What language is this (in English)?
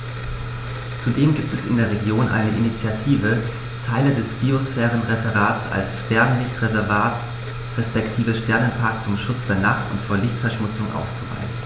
German